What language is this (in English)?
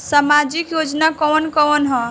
Bhojpuri